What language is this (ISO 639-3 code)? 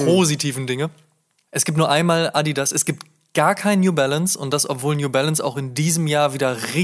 deu